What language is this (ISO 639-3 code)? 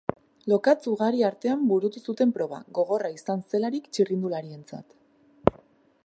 eus